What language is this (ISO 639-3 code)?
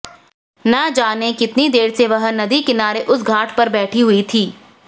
hin